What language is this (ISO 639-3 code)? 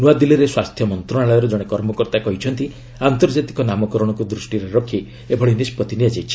ori